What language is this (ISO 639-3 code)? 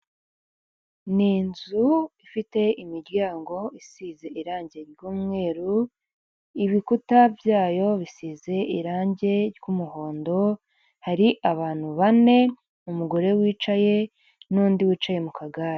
kin